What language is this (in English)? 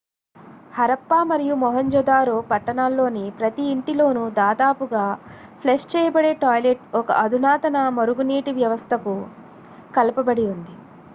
Telugu